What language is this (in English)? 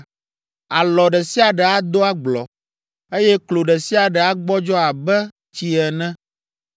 Ewe